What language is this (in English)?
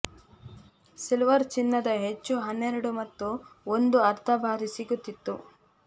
Kannada